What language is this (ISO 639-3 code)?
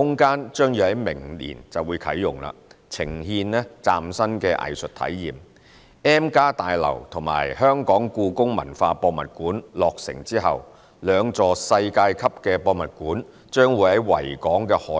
yue